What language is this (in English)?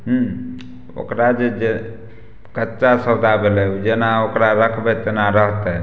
Maithili